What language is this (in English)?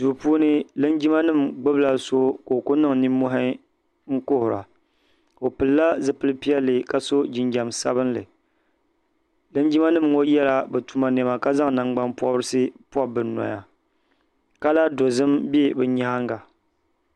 Dagbani